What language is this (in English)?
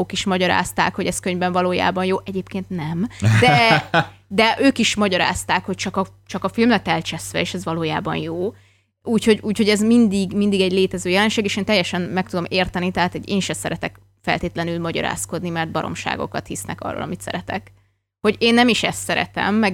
Hungarian